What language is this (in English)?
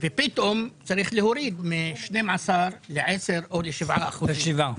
Hebrew